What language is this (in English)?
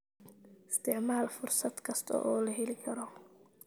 Somali